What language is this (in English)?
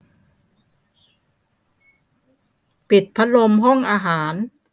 Thai